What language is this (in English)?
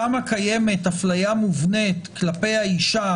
Hebrew